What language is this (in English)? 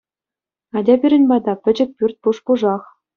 Chuvash